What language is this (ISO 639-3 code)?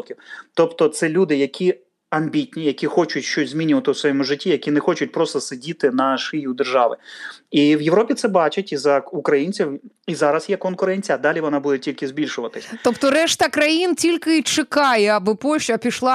ukr